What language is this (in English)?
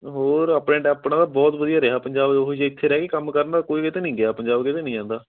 Punjabi